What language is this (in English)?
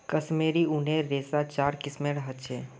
Magahi